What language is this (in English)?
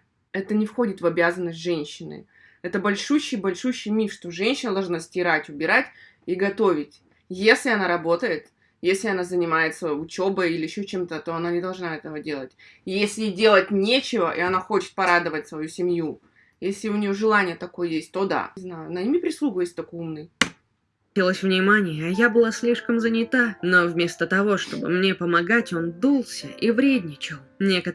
Russian